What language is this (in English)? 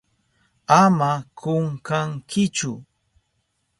Southern Pastaza Quechua